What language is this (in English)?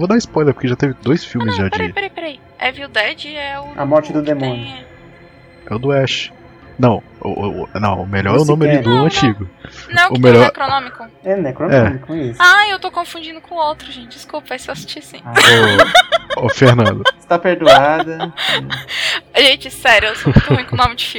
Portuguese